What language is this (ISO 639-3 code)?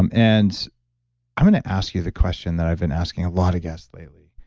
eng